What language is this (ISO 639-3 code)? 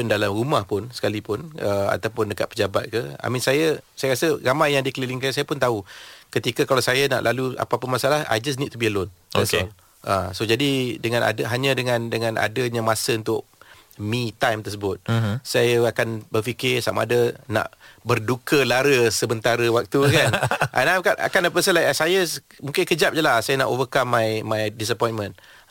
msa